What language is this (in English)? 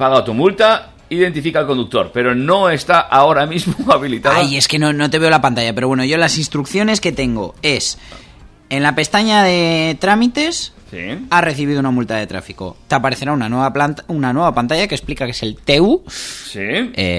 Spanish